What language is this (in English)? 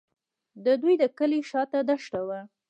Pashto